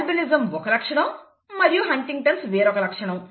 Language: Telugu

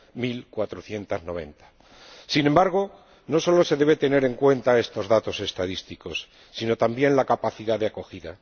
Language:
Spanish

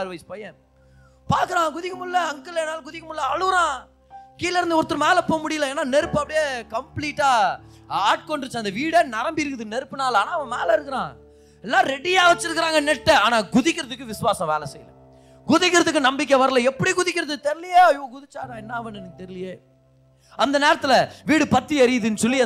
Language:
Tamil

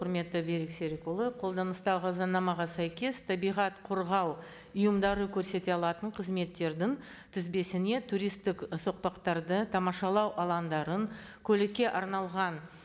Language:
Kazakh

